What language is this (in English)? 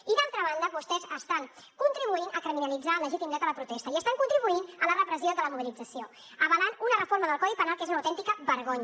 Catalan